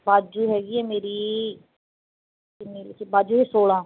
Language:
Punjabi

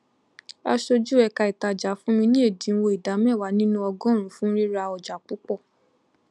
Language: Yoruba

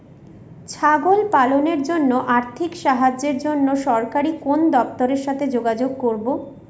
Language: Bangla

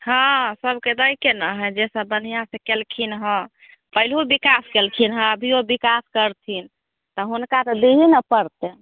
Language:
Maithili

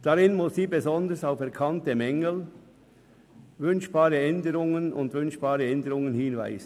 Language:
Swiss German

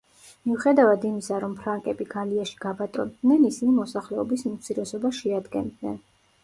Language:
Georgian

